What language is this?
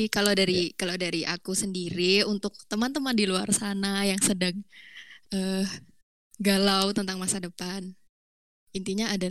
Indonesian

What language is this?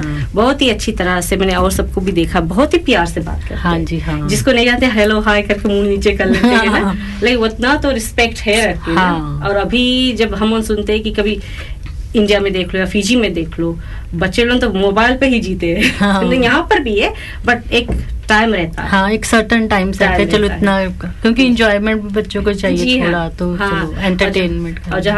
Hindi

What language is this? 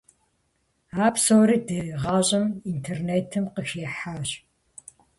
Kabardian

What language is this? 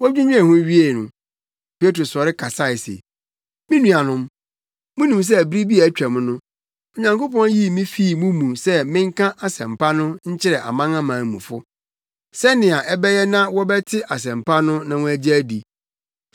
Akan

